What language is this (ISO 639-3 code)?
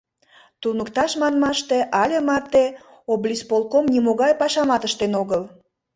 chm